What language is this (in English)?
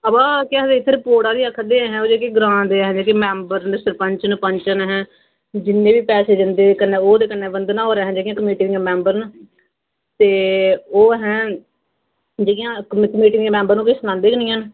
Dogri